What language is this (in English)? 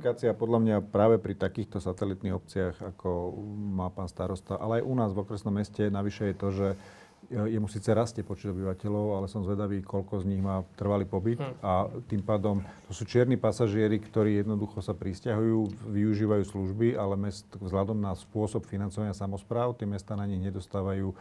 Slovak